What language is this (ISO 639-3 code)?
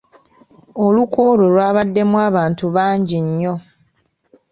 lug